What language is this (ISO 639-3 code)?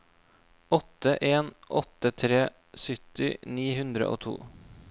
nor